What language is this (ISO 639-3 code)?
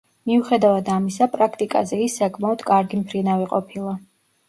kat